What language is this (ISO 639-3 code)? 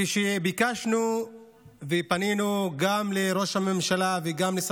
heb